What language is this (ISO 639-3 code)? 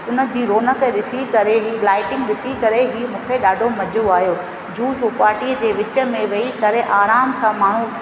snd